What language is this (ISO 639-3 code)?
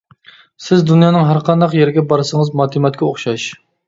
uig